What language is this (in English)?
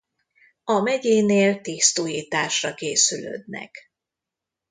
Hungarian